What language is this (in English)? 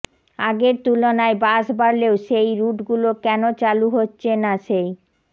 Bangla